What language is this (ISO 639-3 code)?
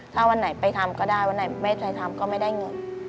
tha